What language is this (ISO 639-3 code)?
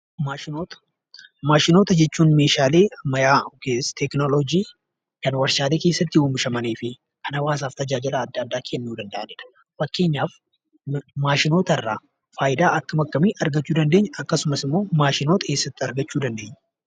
orm